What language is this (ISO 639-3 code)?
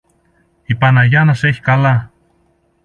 ell